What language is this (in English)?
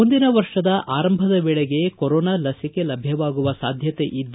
Kannada